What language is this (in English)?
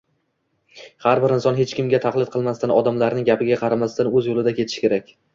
Uzbek